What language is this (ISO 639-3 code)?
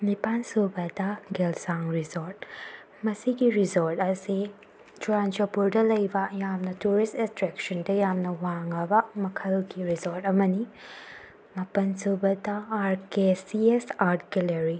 mni